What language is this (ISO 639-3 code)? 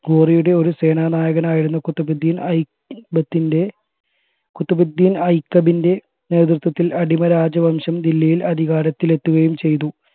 mal